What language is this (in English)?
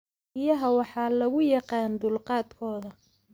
Somali